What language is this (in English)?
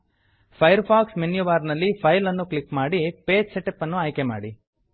Kannada